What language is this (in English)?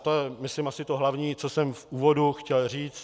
Czech